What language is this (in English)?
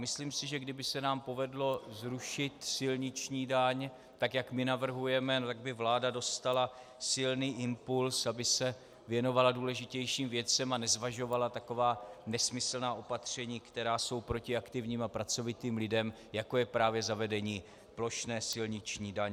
Czech